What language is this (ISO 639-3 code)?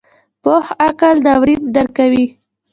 pus